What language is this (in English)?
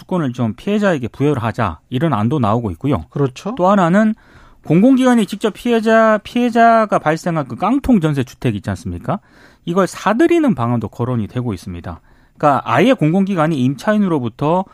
Korean